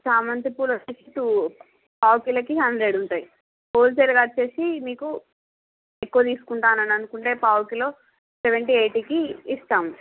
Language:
Telugu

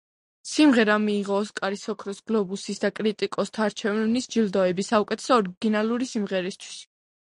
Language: Georgian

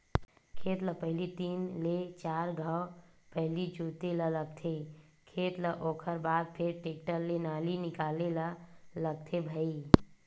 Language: Chhattisgarhi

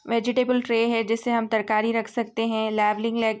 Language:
Urdu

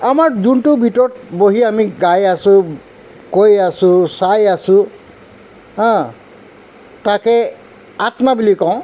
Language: Assamese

